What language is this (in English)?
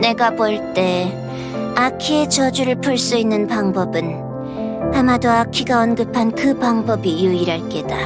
Korean